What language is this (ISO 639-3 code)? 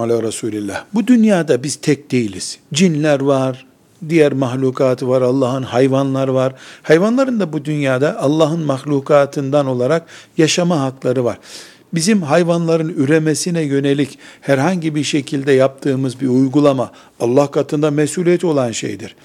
tur